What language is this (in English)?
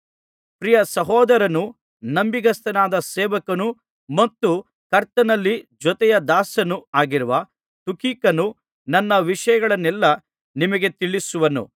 Kannada